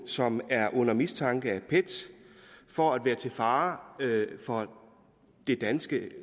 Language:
Danish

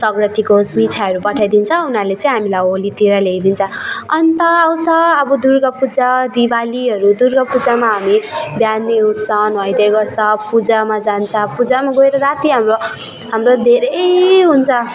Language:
Nepali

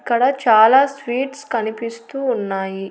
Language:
Telugu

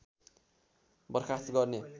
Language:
Nepali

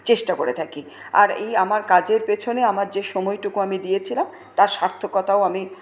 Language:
Bangla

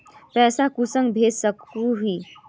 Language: Magahi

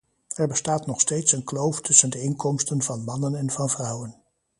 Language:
Dutch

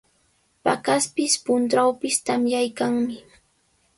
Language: Sihuas Ancash Quechua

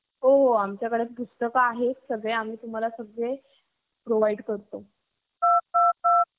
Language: Marathi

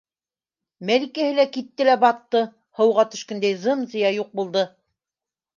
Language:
Bashkir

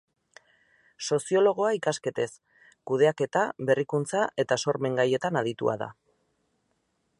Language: Basque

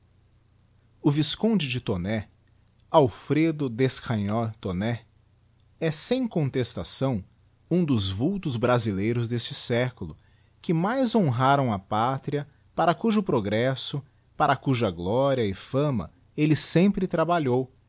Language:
Portuguese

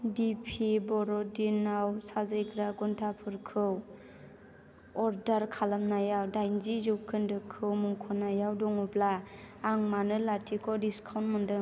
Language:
Bodo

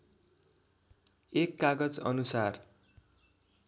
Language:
Nepali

